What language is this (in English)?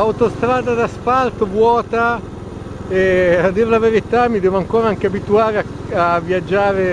Italian